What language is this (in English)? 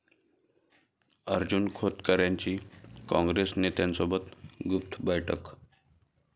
Marathi